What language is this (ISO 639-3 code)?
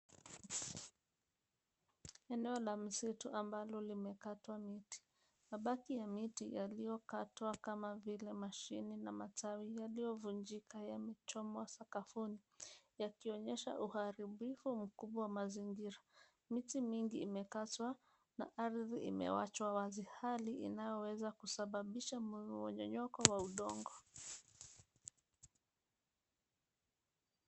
swa